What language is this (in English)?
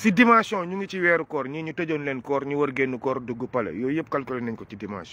French